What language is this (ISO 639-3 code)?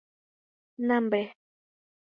grn